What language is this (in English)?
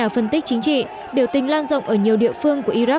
Vietnamese